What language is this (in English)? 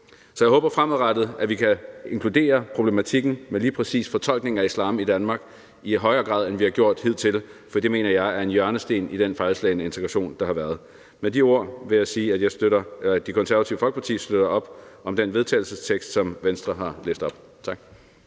Danish